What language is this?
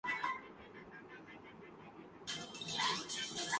Urdu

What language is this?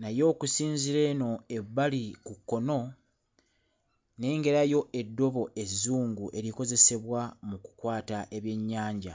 Ganda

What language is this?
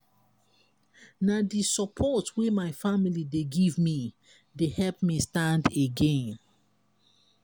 Nigerian Pidgin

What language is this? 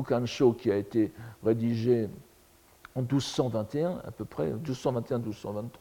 French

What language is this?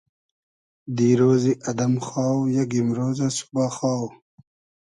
Hazaragi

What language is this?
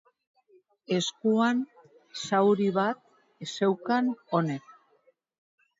Basque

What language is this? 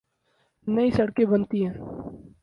Urdu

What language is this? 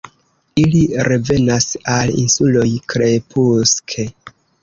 Esperanto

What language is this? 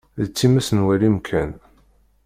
Kabyle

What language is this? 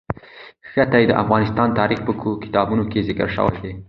Pashto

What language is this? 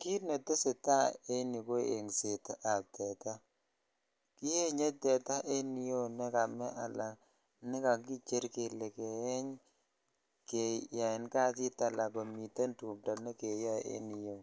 Kalenjin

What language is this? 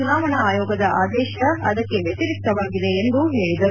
Kannada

